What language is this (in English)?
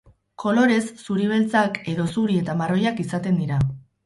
Basque